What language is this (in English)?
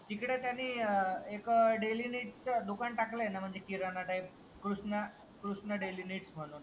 Marathi